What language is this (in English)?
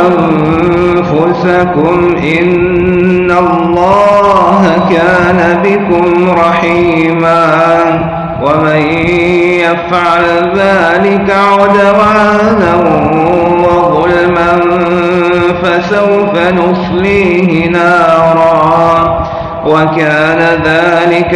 Arabic